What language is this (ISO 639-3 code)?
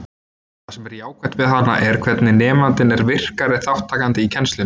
isl